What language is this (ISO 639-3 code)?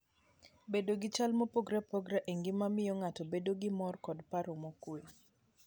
luo